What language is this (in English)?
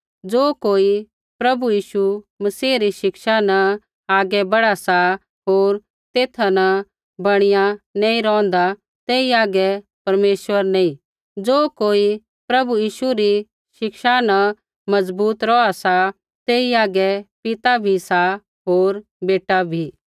Kullu Pahari